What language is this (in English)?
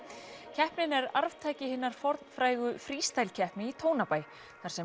Icelandic